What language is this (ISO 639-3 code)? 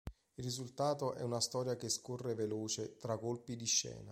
ita